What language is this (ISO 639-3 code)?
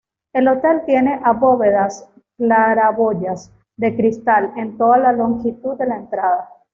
spa